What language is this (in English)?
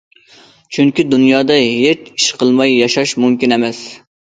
Uyghur